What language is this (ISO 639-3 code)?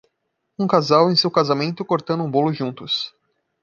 por